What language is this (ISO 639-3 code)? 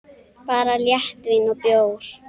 isl